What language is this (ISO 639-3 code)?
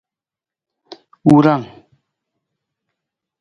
nmz